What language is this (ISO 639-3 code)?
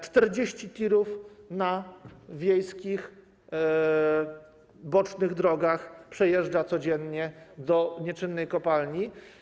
pol